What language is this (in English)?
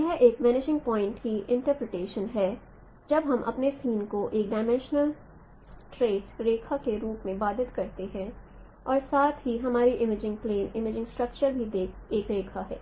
Hindi